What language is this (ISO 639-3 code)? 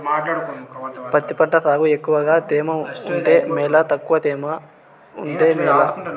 tel